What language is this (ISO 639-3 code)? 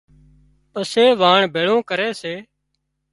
kxp